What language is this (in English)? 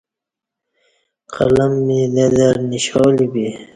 Kati